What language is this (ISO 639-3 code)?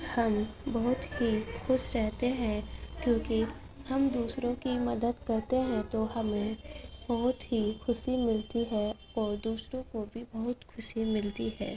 urd